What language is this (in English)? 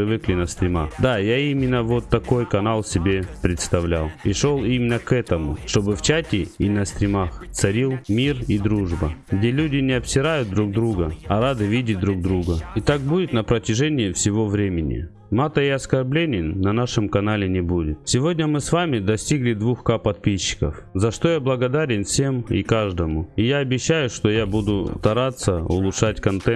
Russian